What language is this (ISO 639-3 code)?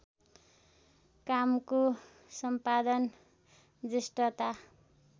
nep